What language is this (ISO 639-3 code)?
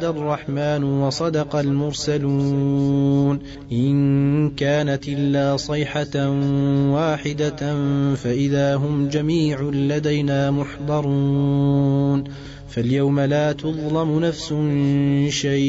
ara